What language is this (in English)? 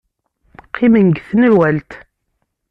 Kabyle